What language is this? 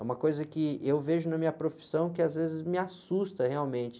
Portuguese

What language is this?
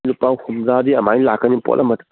Manipuri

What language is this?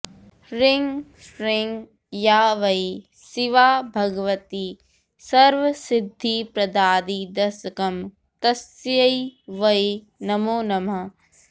Sanskrit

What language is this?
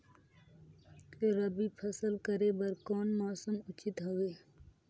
Chhattisgarhi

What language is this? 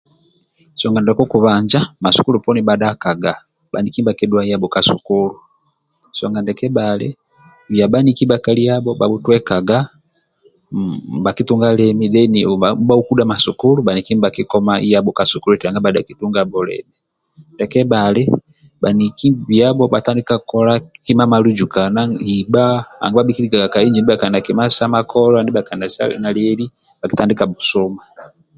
Amba (Uganda)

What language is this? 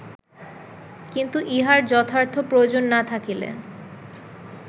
Bangla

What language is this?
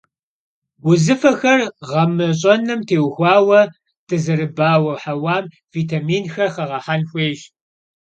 Kabardian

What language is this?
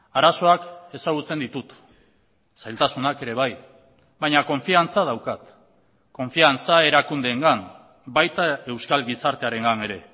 Basque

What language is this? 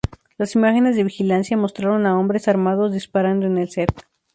Spanish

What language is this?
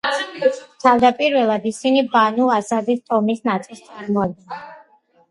Georgian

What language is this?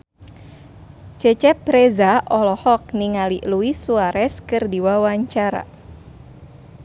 Sundanese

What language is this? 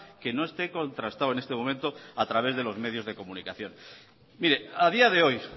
Spanish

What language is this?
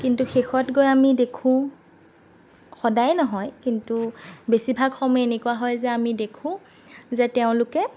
Assamese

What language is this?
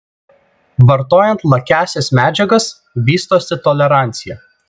Lithuanian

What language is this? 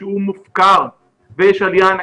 Hebrew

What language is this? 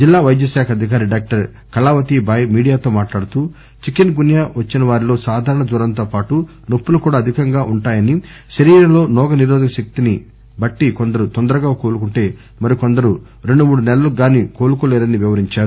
Telugu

